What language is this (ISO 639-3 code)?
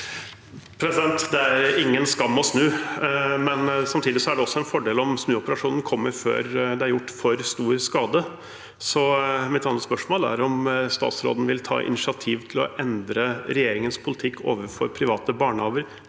nor